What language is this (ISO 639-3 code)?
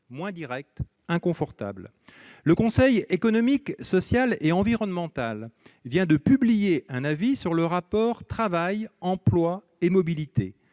fra